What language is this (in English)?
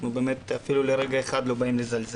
Hebrew